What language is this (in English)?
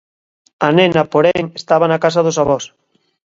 Galician